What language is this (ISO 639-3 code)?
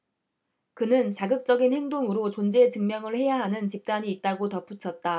kor